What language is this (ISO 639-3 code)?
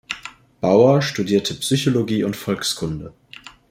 deu